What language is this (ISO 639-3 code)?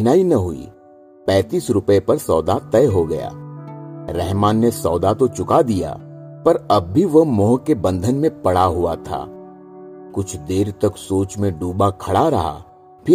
hin